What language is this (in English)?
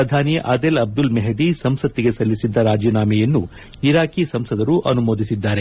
Kannada